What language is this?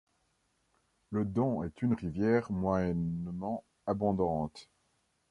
French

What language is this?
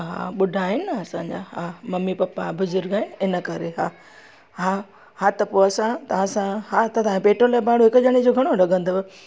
Sindhi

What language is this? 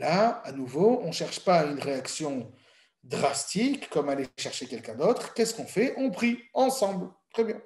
French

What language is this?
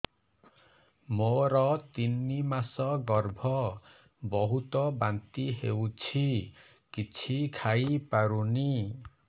Odia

